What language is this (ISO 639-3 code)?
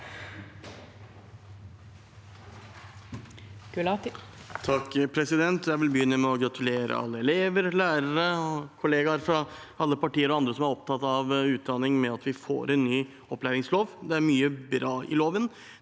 nor